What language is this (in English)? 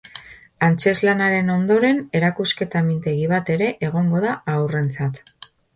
Basque